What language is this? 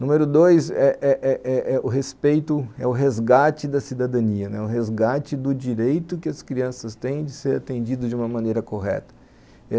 Portuguese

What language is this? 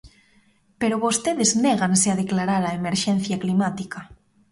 Galician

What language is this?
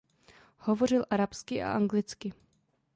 Czech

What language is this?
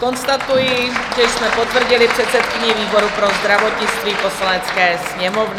Czech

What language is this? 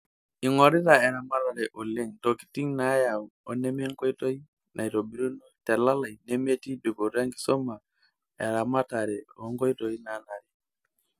Masai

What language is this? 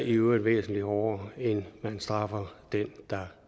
Danish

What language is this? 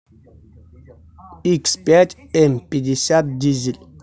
Russian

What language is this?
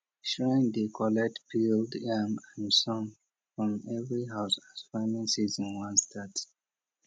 Nigerian Pidgin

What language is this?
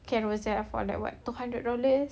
English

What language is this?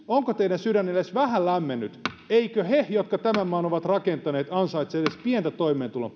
Finnish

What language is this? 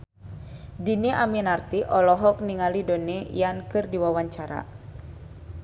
Sundanese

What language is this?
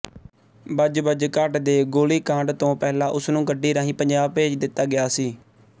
Punjabi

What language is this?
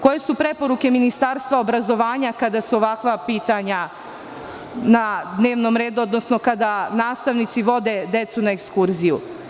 Serbian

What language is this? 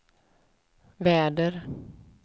Swedish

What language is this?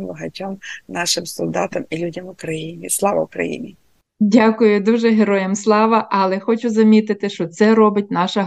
Ukrainian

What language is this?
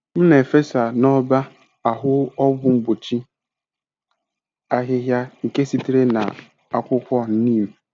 Igbo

